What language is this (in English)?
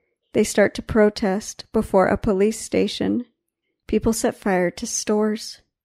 Portuguese